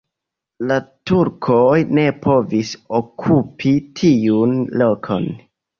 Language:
Esperanto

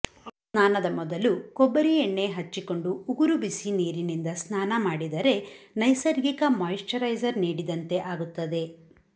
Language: Kannada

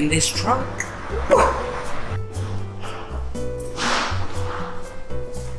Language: English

